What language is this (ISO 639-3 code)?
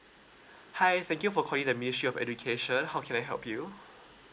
eng